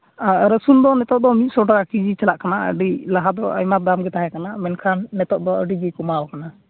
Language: Santali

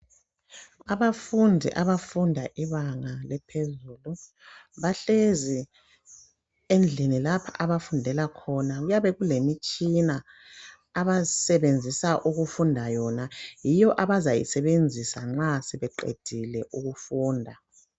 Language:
North Ndebele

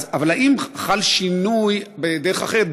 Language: Hebrew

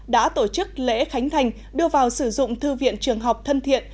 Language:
Vietnamese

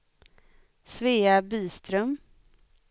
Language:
Swedish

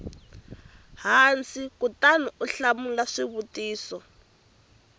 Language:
Tsonga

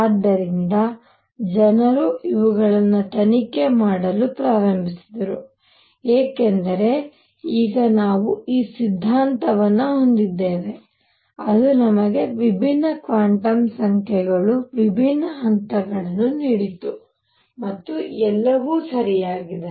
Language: Kannada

